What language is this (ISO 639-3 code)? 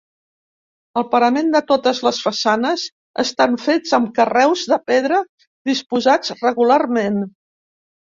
cat